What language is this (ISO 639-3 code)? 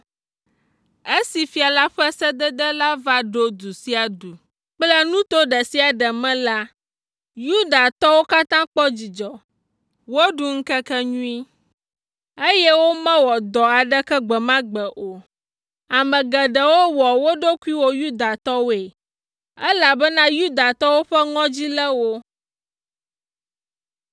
ewe